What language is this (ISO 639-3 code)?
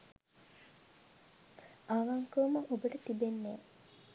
sin